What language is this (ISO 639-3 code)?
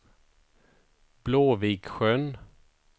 swe